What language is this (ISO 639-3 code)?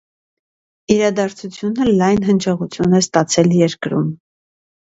hye